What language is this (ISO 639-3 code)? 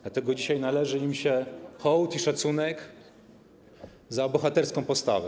pol